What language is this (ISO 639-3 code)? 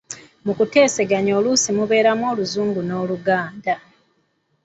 lug